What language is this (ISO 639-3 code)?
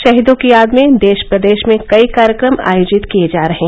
hin